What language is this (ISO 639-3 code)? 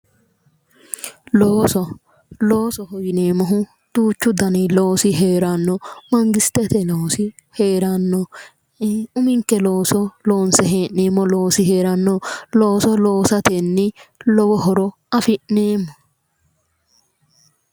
sid